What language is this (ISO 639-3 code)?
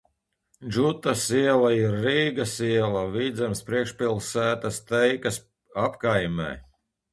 lav